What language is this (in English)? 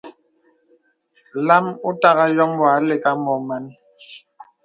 Bebele